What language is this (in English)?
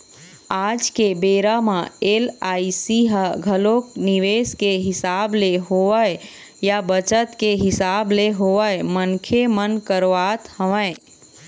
Chhattisgarhi